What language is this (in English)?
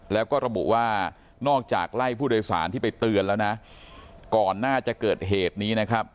Thai